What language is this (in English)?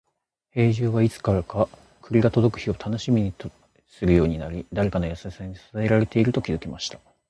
Japanese